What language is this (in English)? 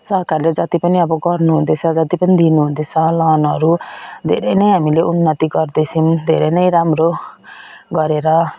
Nepali